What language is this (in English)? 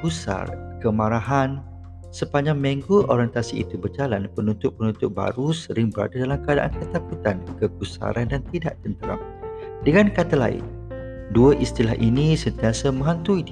Malay